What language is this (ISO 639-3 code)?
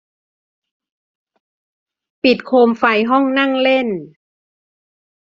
tha